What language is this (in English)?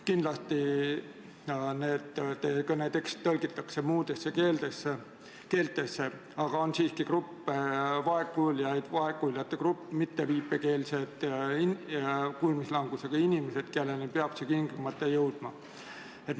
Estonian